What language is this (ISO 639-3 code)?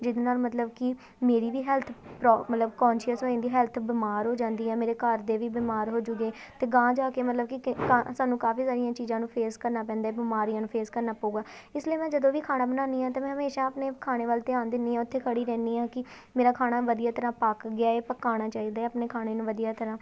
pan